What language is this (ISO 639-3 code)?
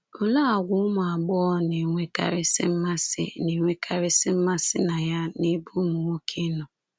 ibo